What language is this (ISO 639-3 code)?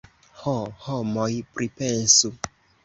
epo